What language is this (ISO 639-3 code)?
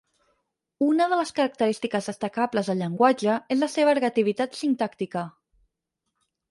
cat